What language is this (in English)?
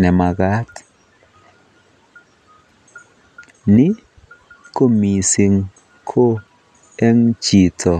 Kalenjin